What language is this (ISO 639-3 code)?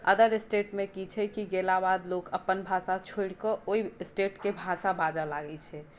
mai